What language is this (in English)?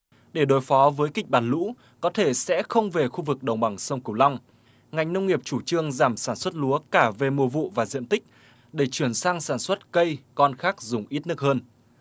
Vietnamese